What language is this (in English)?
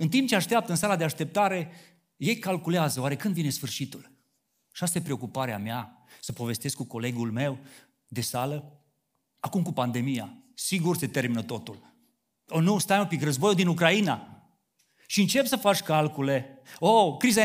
Romanian